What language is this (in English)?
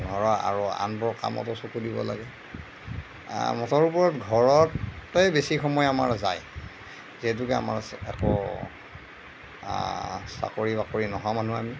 Assamese